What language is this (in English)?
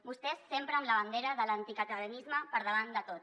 Catalan